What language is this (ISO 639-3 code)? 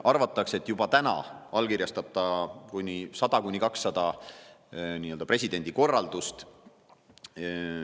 est